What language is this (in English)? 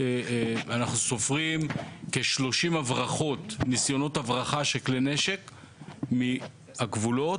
Hebrew